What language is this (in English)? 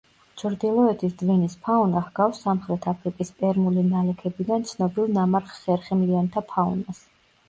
Georgian